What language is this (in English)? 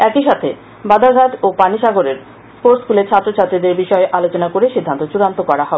Bangla